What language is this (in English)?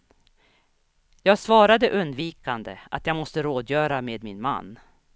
Swedish